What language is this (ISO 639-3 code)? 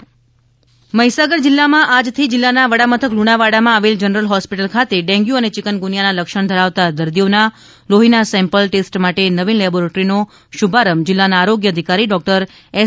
guj